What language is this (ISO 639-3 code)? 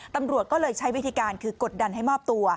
tha